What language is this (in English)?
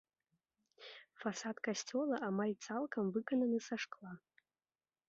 Belarusian